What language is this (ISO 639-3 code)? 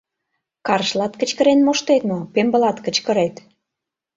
chm